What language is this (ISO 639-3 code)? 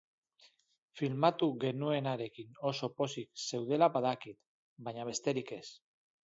eus